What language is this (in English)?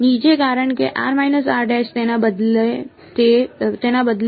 Gujarati